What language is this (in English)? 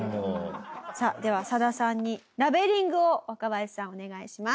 Japanese